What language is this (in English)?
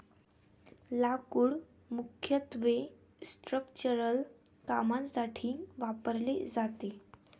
Marathi